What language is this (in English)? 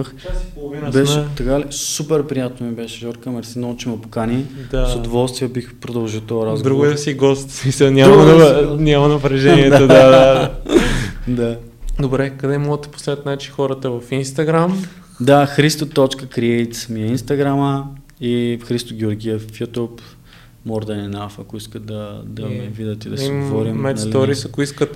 Bulgarian